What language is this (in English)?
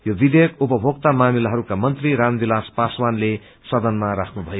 Nepali